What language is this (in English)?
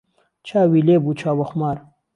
Central Kurdish